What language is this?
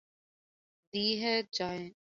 Urdu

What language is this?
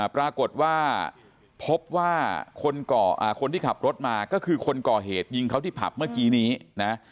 Thai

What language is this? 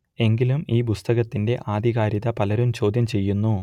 Malayalam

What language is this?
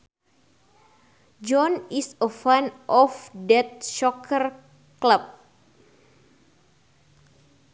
Sundanese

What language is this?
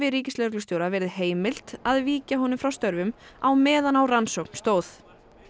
Icelandic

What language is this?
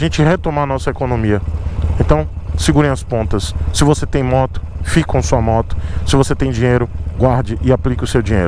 Portuguese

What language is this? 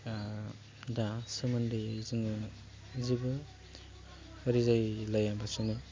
Bodo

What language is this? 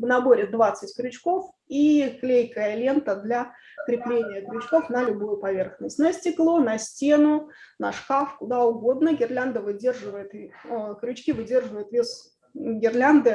Russian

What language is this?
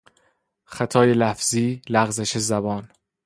Persian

